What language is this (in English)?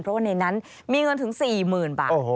Thai